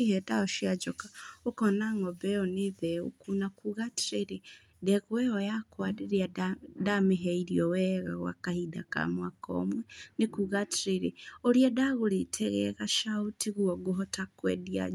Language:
Kikuyu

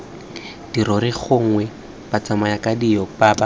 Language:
Tswana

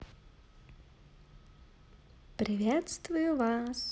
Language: Russian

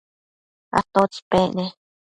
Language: Matsés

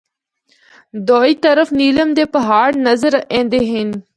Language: Northern Hindko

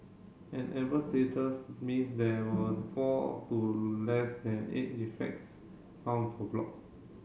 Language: English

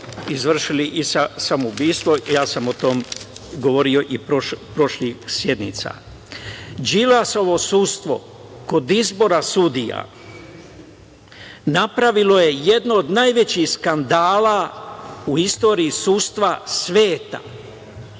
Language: Serbian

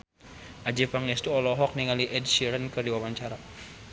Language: Sundanese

